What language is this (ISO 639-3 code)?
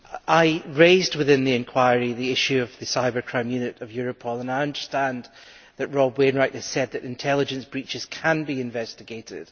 eng